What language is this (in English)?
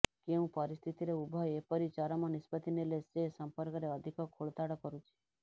Odia